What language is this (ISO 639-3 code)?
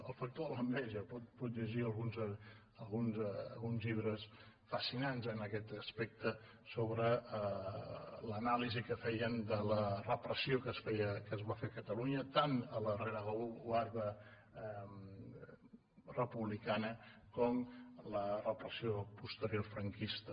cat